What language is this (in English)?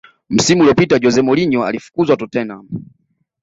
Swahili